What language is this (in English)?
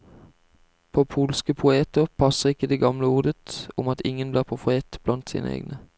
Norwegian